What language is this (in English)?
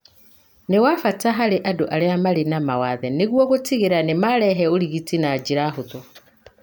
Kikuyu